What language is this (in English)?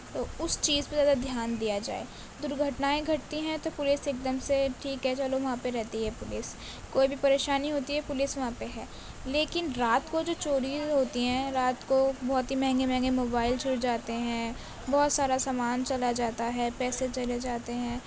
Urdu